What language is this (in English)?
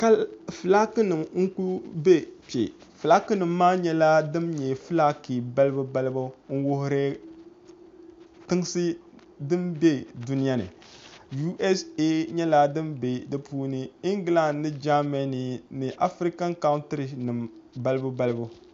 Dagbani